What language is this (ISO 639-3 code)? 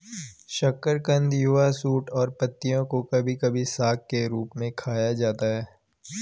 hin